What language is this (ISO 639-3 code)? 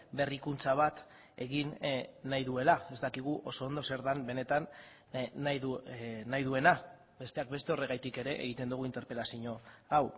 eus